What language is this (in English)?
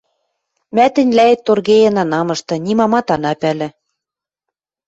Western Mari